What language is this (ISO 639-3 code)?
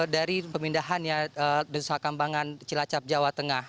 ind